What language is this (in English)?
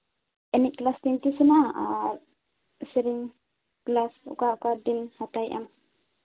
Santali